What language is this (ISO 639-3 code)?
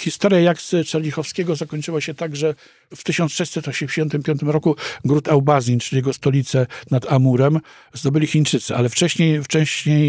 pol